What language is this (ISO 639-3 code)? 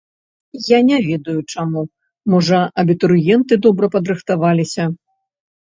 bel